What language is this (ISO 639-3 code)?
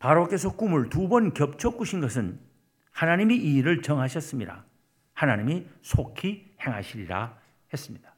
kor